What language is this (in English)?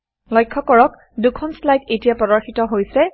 Assamese